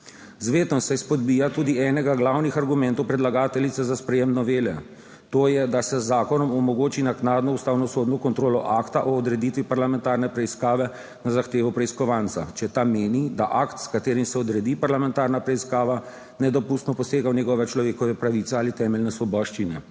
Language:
Slovenian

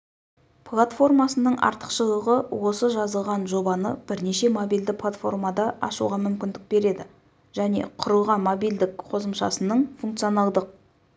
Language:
Kazakh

